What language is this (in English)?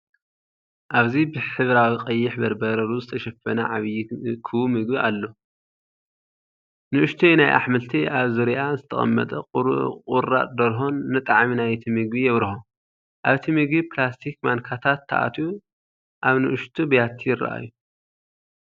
Tigrinya